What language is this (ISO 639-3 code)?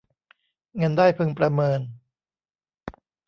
tha